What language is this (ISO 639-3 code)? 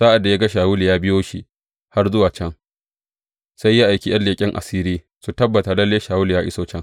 hau